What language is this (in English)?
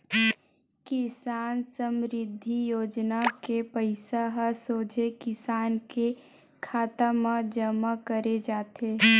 Chhattisgarhi